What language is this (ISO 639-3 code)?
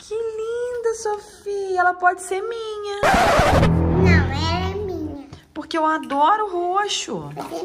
por